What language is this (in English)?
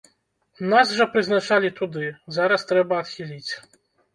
Belarusian